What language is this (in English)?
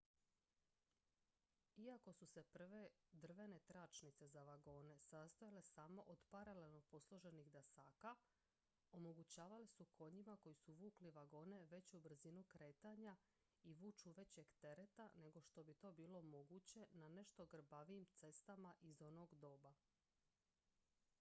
Croatian